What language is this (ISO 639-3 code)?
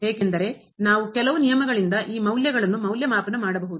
kan